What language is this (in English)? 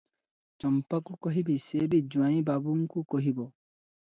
Odia